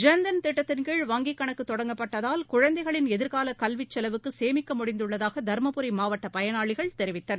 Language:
Tamil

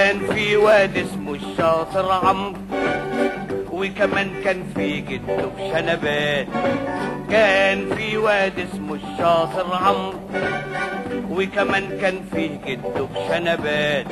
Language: Arabic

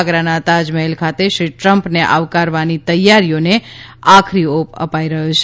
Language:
Gujarati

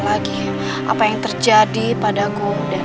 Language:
Indonesian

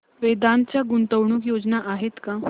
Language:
Marathi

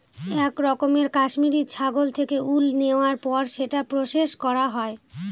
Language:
Bangla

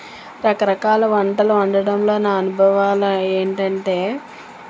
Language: Telugu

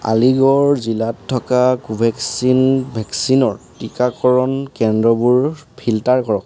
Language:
Assamese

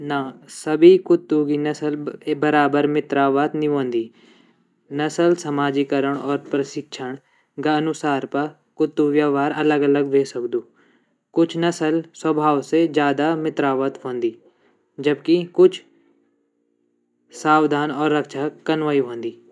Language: Garhwali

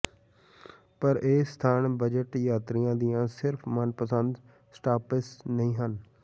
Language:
Punjabi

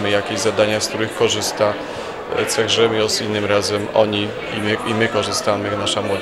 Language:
Polish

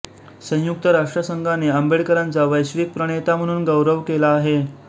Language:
Marathi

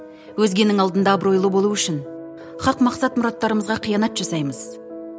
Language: Kazakh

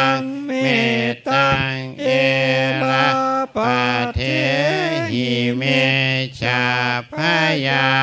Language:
Thai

